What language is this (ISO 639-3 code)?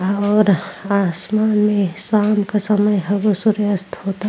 bho